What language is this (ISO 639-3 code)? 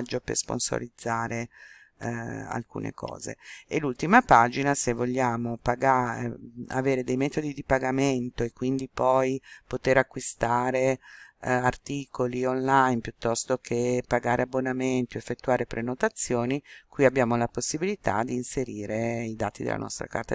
ita